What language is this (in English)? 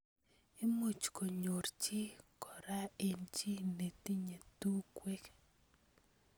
Kalenjin